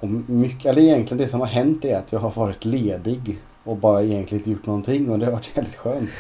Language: Swedish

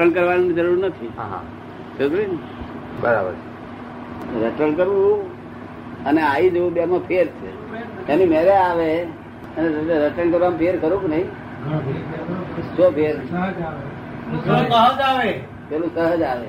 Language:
Gujarati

